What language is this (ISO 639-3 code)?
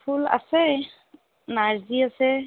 asm